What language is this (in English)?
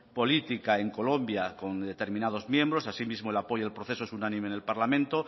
Spanish